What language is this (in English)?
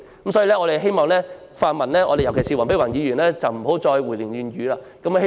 Cantonese